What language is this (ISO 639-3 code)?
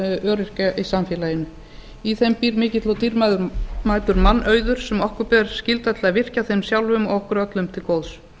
isl